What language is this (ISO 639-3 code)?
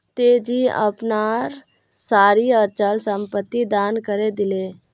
mag